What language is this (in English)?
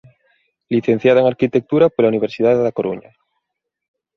Galician